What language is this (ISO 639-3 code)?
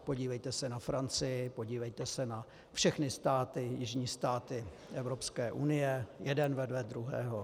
ces